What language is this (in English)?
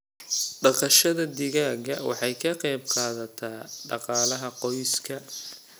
Somali